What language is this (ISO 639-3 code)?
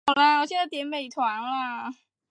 zho